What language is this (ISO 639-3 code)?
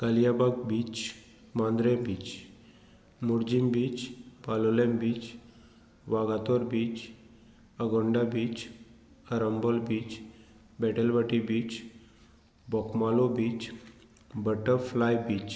kok